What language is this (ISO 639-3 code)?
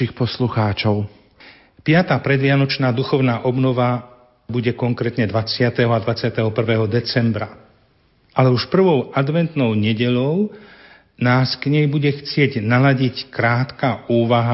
slk